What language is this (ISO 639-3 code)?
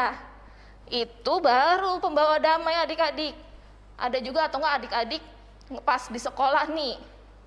ind